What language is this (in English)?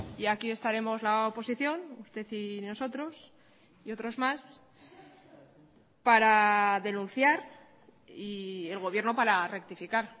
Spanish